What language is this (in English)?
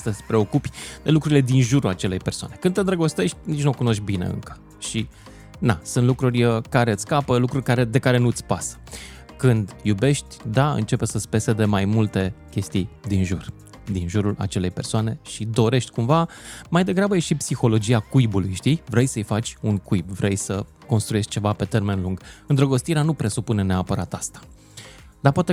Romanian